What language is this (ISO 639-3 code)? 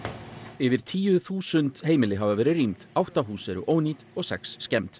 isl